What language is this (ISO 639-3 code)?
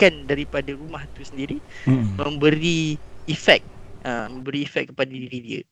msa